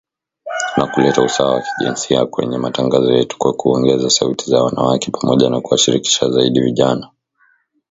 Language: Swahili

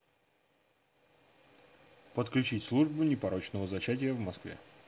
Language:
Russian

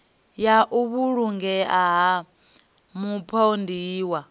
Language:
Venda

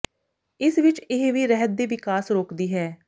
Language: Punjabi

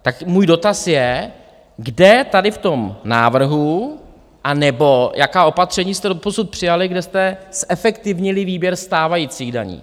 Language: Czech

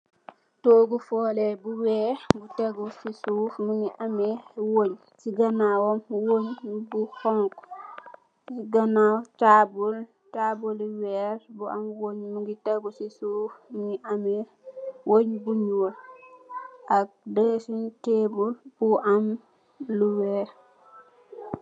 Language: Wolof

